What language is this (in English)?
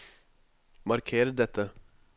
Norwegian